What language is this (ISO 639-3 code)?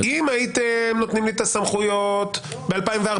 heb